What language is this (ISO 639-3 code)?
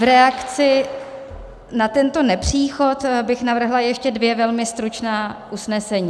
ces